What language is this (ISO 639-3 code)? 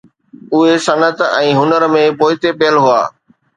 snd